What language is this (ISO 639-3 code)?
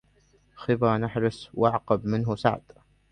ara